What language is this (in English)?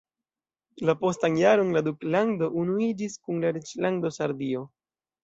Esperanto